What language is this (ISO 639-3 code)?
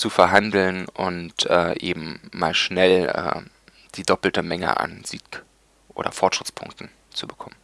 deu